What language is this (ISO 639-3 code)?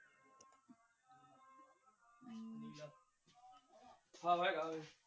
pan